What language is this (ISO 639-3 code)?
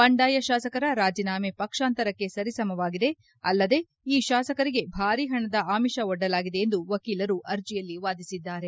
kan